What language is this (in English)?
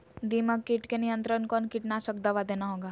Magahi